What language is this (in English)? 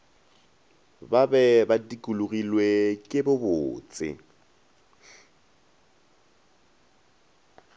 Northern Sotho